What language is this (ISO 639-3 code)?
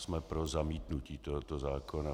ces